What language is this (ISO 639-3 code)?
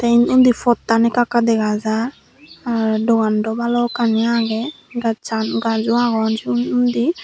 ccp